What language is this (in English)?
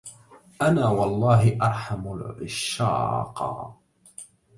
Arabic